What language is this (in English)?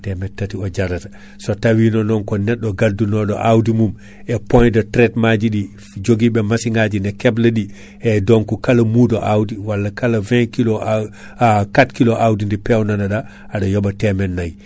Fula